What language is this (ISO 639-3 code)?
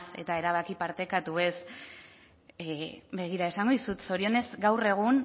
eus